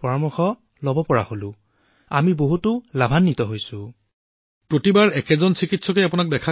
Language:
Assamese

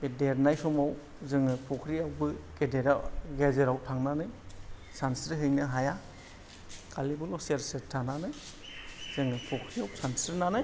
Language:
Bodo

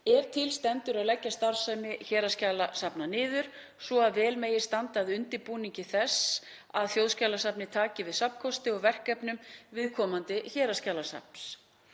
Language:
Icelandic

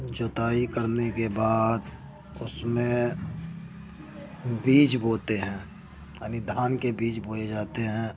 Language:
Urdu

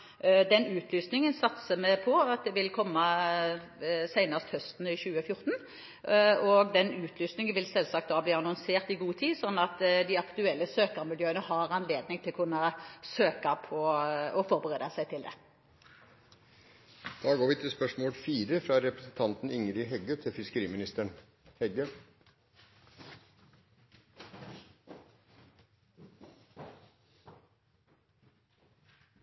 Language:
Norwegian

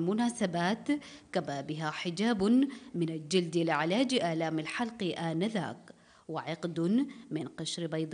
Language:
Arabic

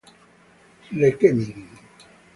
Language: Italian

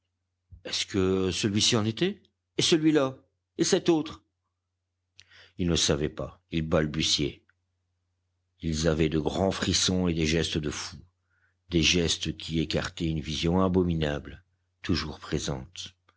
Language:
French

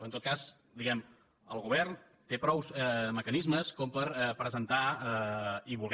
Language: Catalan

